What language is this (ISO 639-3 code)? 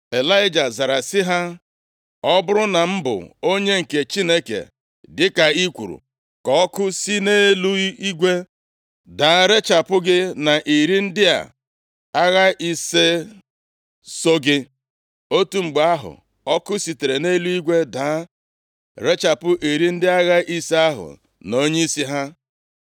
ibo